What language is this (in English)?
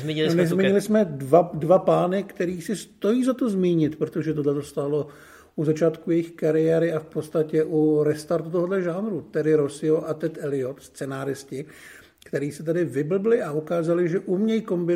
Czech